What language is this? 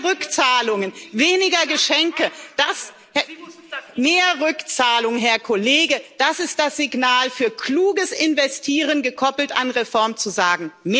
German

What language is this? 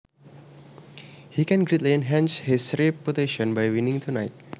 Javanese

